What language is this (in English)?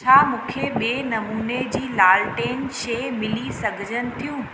Sindhi